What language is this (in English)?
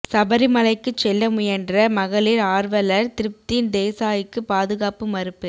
Tamil